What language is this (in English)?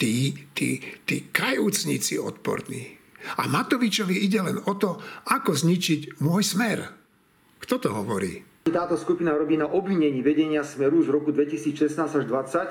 Slovak